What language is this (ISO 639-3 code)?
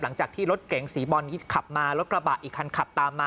tha